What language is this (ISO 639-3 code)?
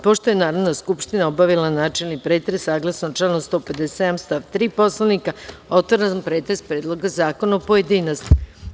srp